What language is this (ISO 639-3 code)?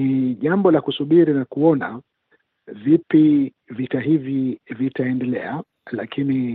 swa